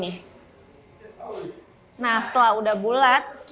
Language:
Indonesian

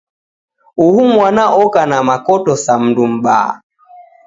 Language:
Taita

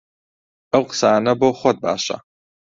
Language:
Central Kurdish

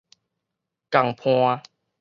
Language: Min Nan Chinese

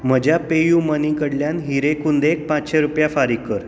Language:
Konkani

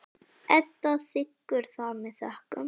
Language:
Icelandic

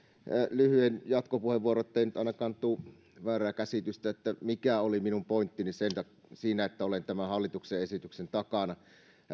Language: Finnish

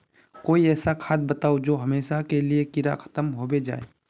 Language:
Magahi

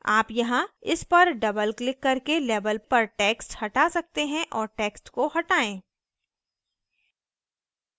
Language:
Hindi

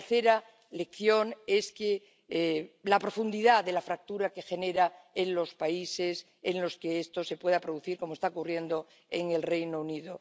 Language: Spanish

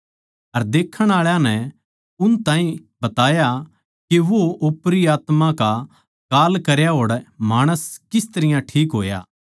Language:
Haryanvi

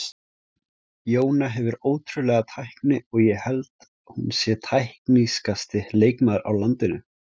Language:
Icelandic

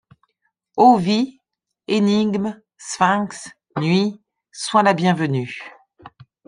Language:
French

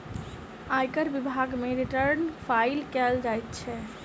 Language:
Maithili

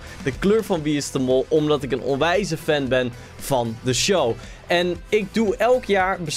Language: Dutch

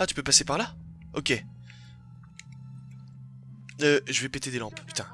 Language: French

